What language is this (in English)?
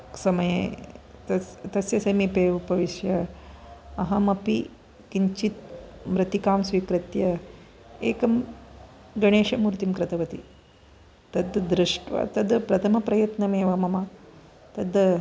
Sanskrit